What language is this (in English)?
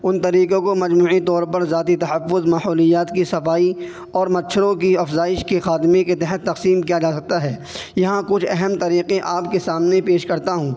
Urdu